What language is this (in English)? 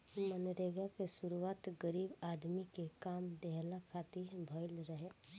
Bhojpuri